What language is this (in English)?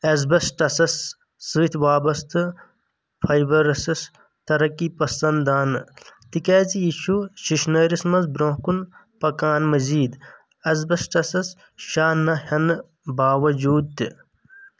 Kashmiri